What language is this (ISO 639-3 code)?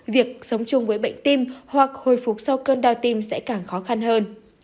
vie